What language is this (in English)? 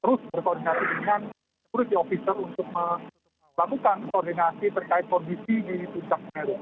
Indonesian